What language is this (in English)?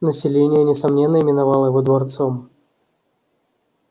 Russian